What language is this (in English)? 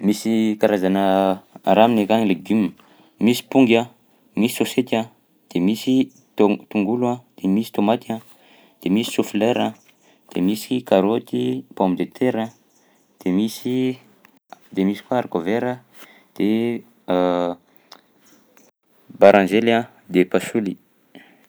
Southern Betsimisaraka Malagasy